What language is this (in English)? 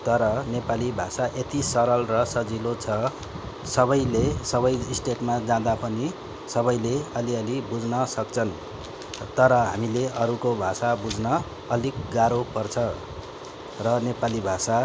Nepali